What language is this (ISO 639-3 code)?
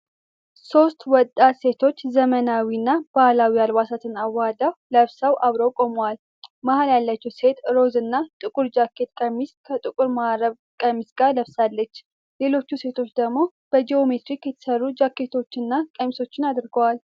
amh